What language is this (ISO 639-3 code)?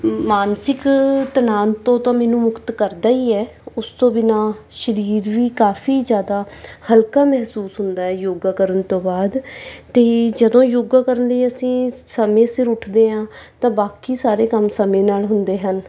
pan